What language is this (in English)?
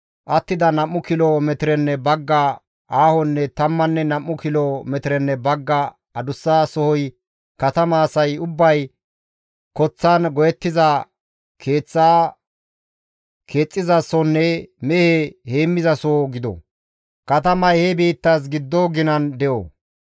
Gamo